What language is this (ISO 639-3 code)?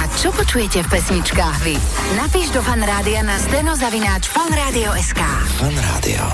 slk